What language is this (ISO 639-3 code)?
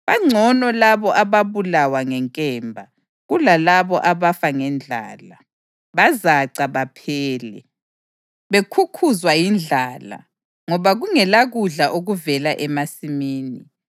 nde